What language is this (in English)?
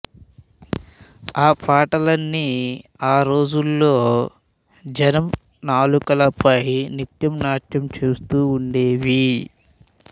Telugu